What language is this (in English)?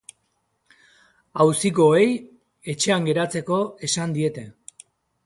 Basque